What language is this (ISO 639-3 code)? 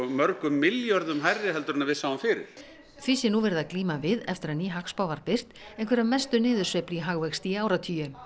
isl